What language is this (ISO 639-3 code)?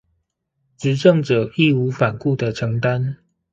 zho